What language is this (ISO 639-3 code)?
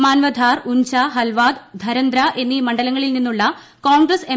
mal